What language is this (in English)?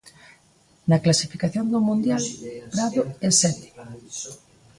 Galician